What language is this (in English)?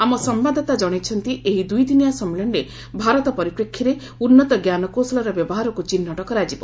Odia